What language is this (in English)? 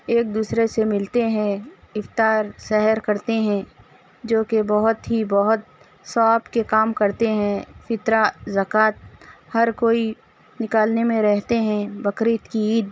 Urdu